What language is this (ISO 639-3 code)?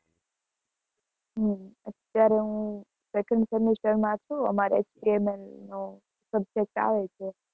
guj